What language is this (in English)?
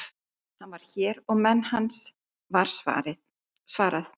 Icelandic